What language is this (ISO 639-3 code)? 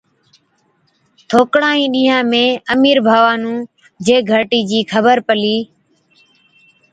odk